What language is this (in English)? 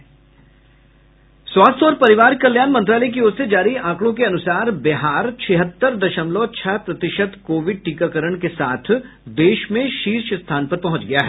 Hindi